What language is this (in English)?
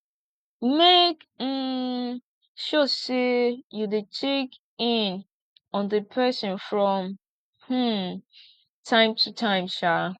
Nigerian Pidgin